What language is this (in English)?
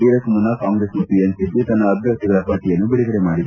Kannada